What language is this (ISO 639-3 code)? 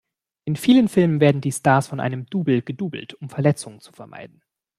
deu